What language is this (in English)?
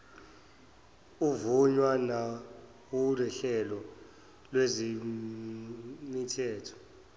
Zulu